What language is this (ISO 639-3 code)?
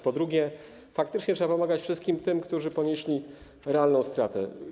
pol